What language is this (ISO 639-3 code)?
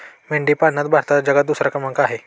mar